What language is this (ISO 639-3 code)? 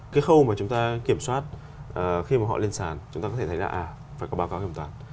vie